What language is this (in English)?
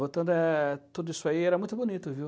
Portuguese